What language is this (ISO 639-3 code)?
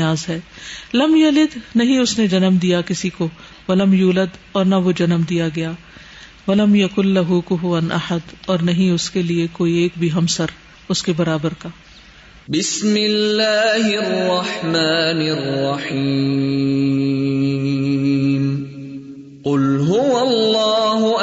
urd